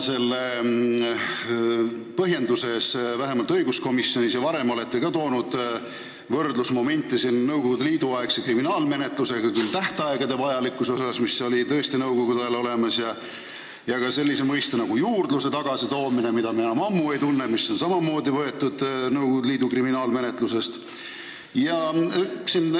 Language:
Estonian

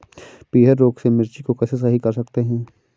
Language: Hindi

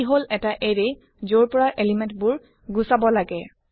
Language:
Assamese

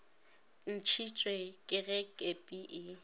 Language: Northern Sotho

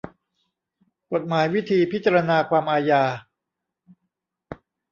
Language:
Thai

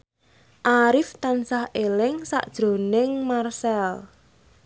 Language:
Javanese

